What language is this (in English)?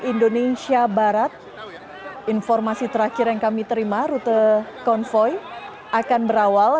Indonesian